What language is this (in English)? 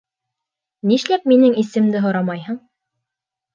Bashkir